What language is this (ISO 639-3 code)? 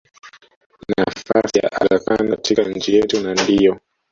swa